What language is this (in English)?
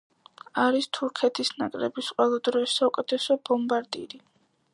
Georgian